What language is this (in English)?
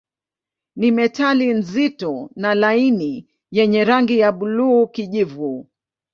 Swahili